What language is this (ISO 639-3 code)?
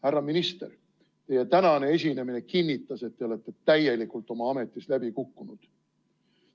est